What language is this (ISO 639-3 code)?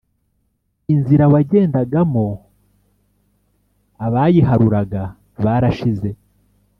kin